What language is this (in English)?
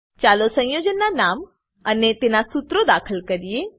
Gujarati